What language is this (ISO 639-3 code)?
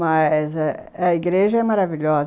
por